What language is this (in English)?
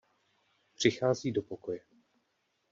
Czech